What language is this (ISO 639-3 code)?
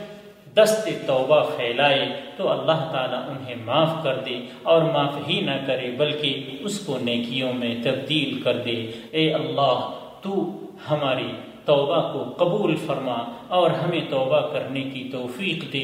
urd